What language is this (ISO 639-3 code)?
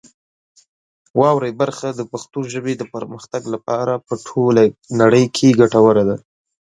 pus